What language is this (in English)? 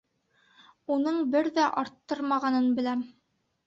Bashkir